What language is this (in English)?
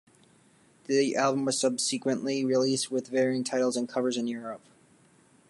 English